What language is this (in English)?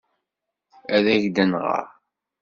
Kabyle